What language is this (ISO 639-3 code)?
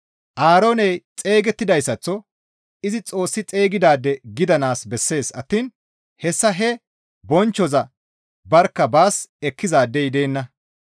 gmv